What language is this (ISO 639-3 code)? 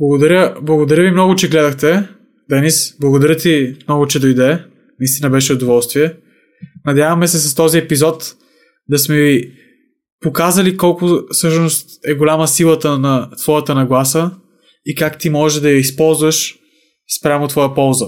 bul